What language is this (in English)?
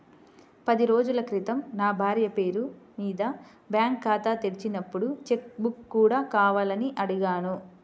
Telugu